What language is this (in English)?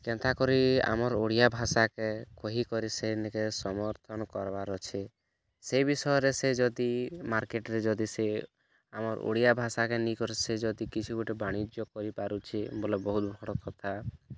Odia